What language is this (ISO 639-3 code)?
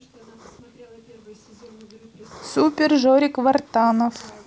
rus